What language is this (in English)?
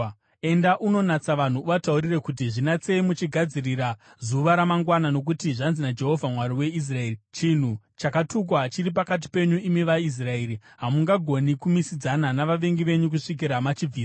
Shona